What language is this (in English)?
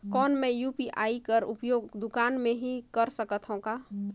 Chhattisgarhi